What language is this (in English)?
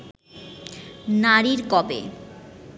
Bangla